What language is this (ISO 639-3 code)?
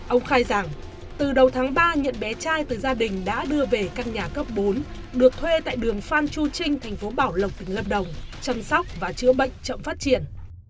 vie